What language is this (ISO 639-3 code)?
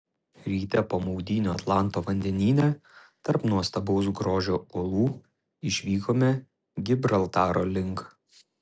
lit